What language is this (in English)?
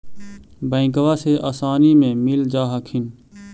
Magahi